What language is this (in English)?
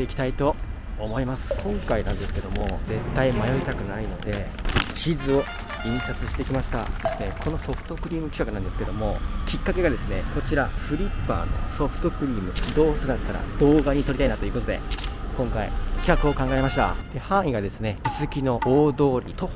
Japanese